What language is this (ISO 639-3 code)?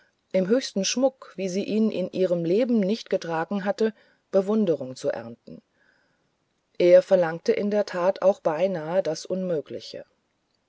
deu